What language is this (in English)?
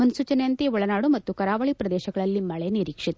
Kannada